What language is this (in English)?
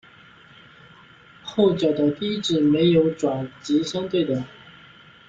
Chinese